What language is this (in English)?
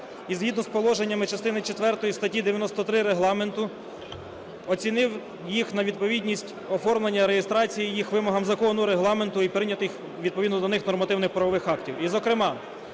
Ukrainian